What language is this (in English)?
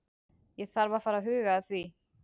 Icelandic